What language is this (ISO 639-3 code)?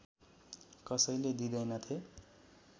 nep